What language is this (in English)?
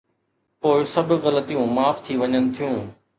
Sindhi